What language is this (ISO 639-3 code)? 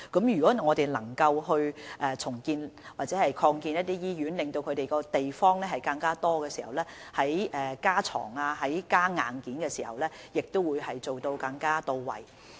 yue